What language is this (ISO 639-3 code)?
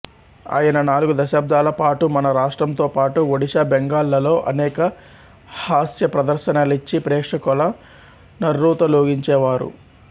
tel